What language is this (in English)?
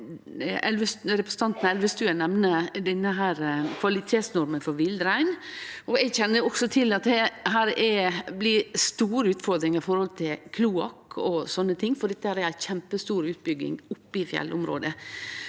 Norwegian